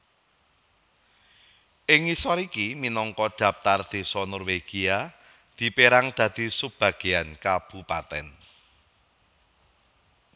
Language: Javanese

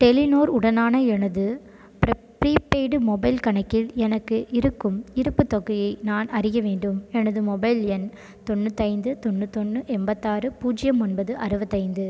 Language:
Tamil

